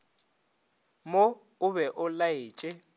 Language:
Northern Sotho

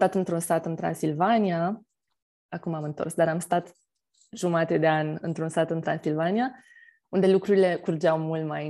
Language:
Romanian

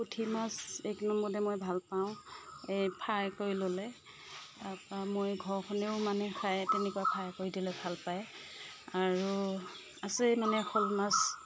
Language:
Assamese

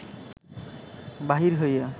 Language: Bangla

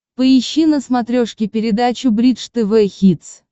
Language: Russian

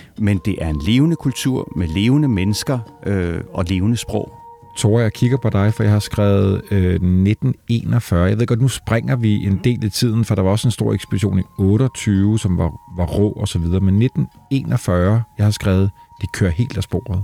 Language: Danish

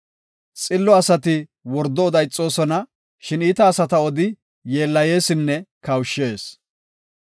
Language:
Gofa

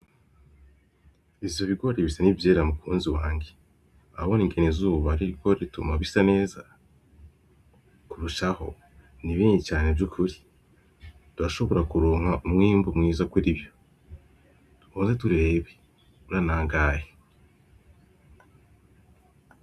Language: Rundi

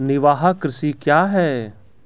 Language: Maithili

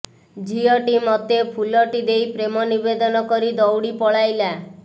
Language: Odia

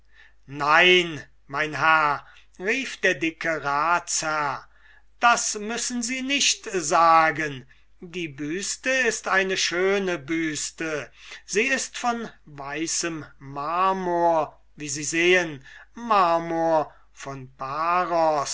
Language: German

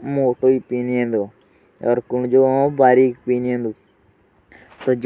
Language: Jaunsari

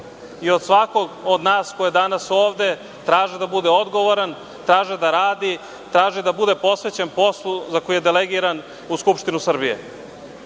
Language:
Serbian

